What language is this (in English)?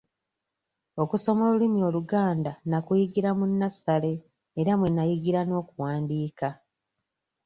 Ganda